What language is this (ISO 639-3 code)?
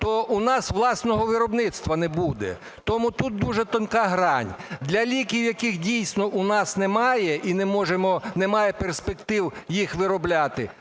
ukr